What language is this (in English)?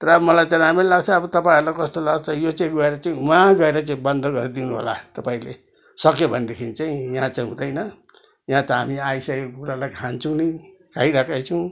Nepali